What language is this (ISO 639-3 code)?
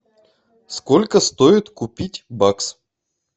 rus